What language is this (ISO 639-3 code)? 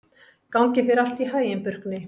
isl